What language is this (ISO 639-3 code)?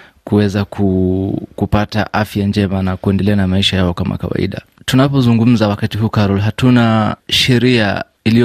swa